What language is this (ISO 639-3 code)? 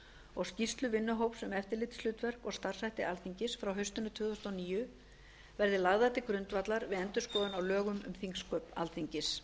isl